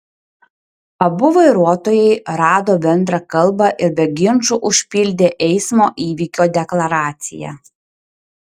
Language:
Lithuanian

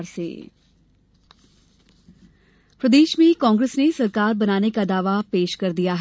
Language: Hindi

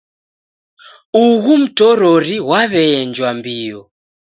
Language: Taita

